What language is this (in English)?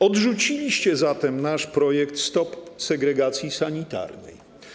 Polish